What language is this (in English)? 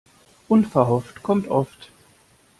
German